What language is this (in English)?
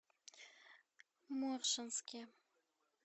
Russian